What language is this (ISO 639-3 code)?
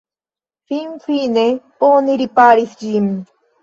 epo